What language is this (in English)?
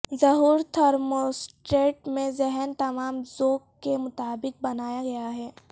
Urdu